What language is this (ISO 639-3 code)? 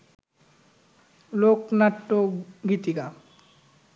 ben